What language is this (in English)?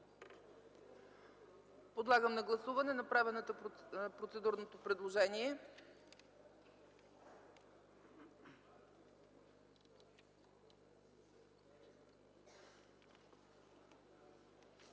Bulgarian